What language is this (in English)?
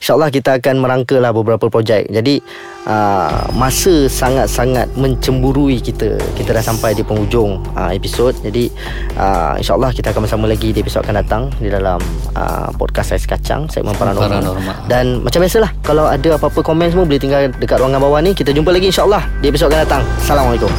Malay